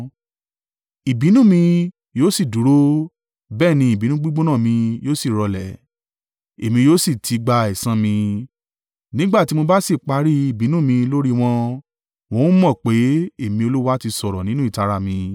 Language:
Yoruba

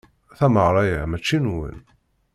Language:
Kabyle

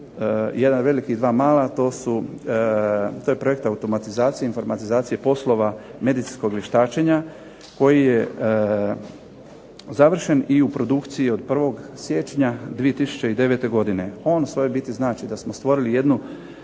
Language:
Croatian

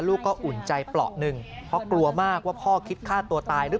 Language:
Thai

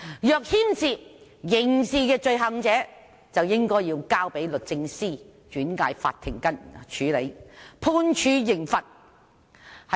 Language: Cantonese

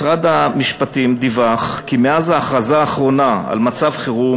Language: Hebrew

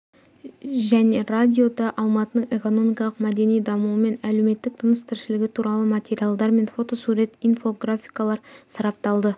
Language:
Kazakh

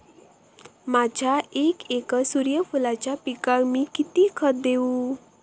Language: Marathi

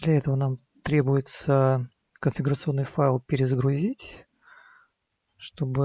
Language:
Russian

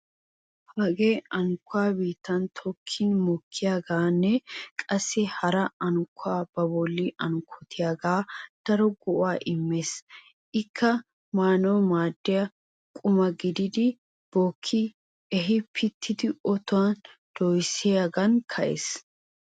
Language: Wolaytta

